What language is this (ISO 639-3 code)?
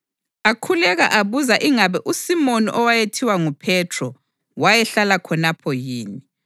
nde